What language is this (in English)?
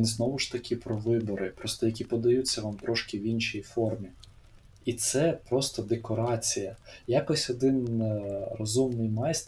Ukrainian